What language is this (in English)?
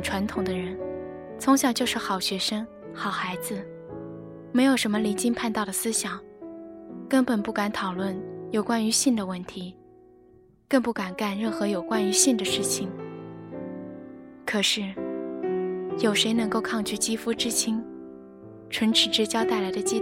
Chinese